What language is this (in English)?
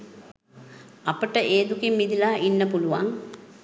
Sinhala